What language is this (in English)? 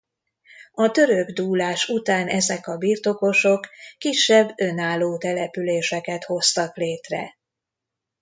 Hungarian